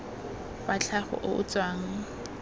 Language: Tswana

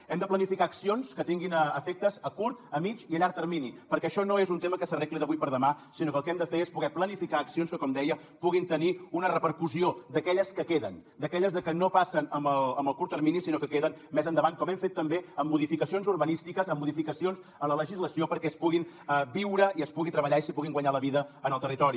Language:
Catalan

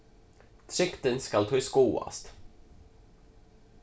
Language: Faroese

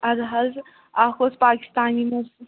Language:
Kashmiri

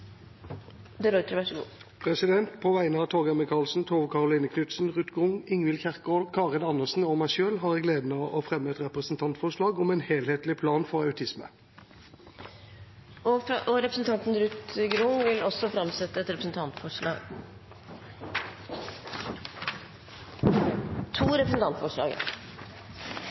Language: Norwegian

